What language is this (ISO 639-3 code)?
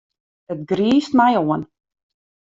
fry